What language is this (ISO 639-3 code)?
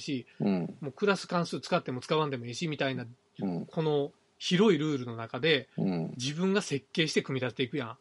jpn